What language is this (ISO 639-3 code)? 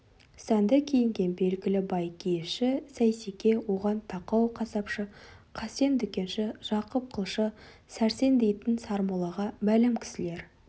kaz